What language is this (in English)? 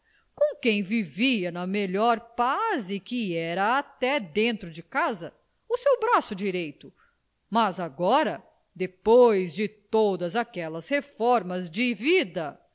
Portuguese